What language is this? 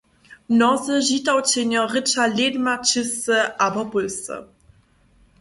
Upper Sorbian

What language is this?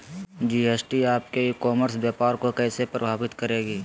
Magahi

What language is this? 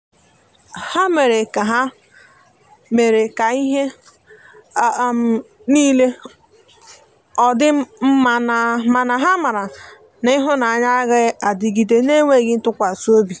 Igbo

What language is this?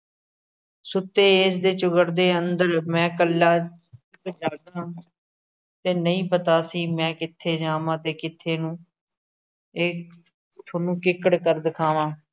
Punjabi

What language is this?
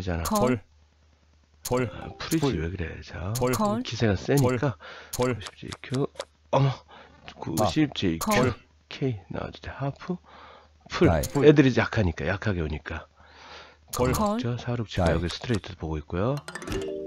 Korean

